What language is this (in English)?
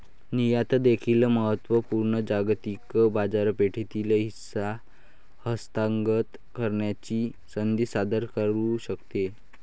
Marathi